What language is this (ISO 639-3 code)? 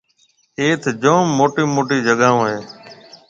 mve